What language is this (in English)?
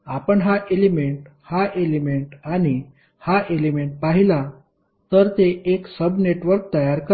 Marathi